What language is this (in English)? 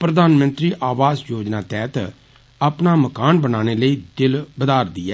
Dogri